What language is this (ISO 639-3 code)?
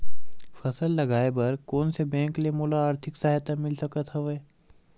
hne